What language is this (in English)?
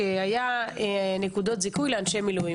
Hebrew